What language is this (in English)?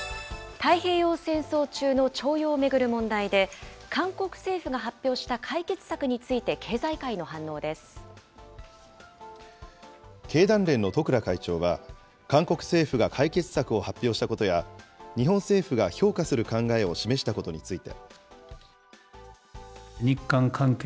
Japanese